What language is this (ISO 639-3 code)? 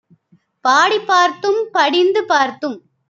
tam